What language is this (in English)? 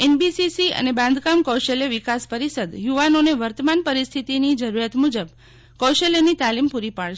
Gujarati